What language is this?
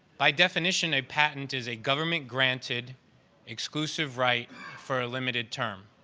English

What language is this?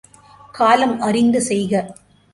Tamil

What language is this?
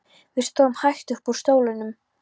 Icelandic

